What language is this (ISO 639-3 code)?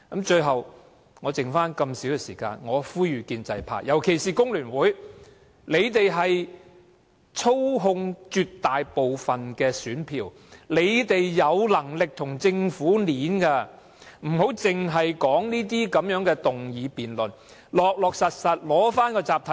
yue